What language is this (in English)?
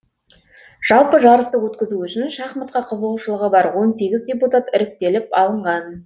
Kazakh